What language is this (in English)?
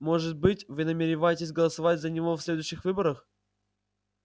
Russian